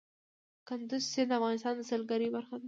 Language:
Pashto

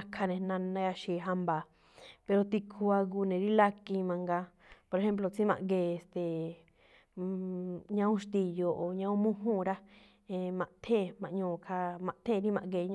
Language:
Malinaltepec Me'phaa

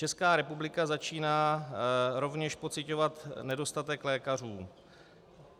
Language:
Czech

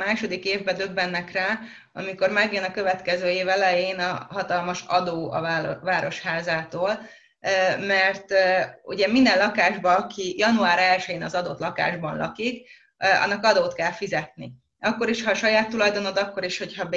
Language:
Hungarian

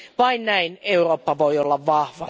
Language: Finnish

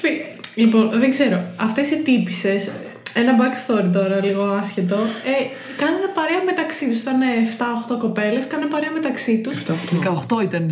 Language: Greek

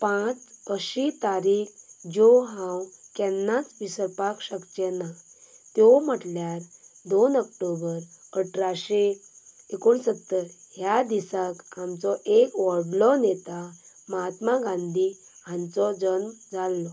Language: Konkani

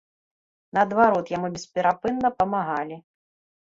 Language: Belarusian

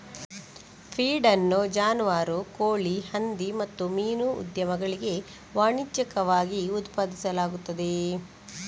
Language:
Kannada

